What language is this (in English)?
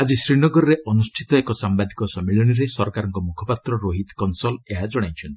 Odia